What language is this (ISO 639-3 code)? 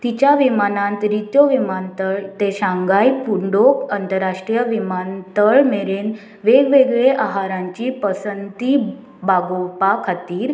kok